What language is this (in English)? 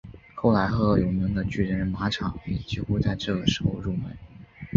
Chinese